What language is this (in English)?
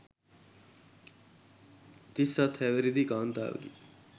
Sinhala